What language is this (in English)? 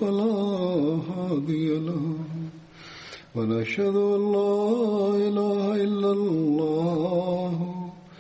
Malayalam